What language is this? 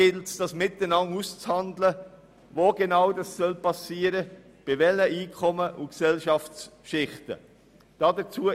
Swiss German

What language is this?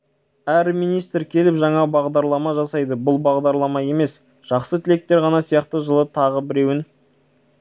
Kazakh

